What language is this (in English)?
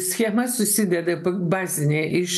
Lithuanian